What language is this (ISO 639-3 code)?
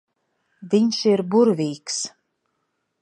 lav